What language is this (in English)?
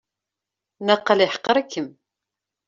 Kabyle